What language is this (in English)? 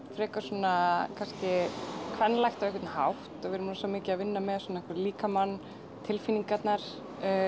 Icelandic